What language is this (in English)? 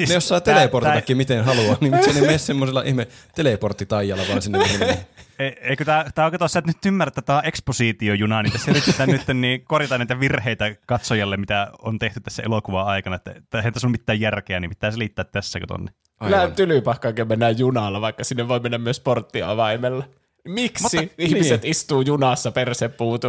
Finnish